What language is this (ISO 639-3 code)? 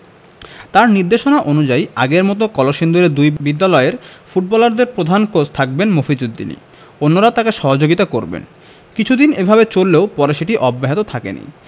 ben